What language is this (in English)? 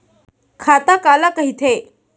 Chhattisgarhi